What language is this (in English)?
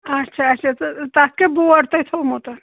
Kashmiri